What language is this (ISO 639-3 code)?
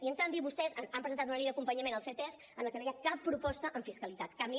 cat